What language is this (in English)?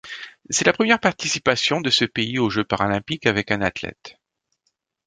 French